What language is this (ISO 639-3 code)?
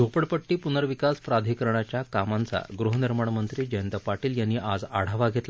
mar